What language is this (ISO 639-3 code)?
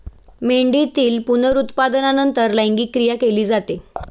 mar